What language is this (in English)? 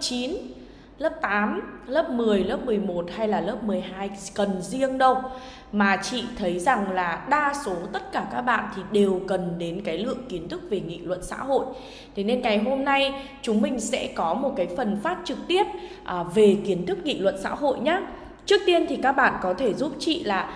Vietnamese